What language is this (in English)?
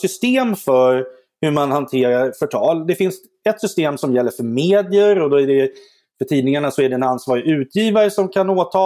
Swedish